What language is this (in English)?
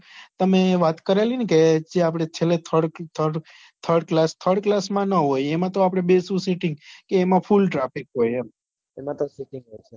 Gujarati